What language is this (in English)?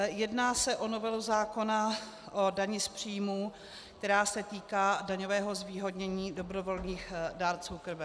Czech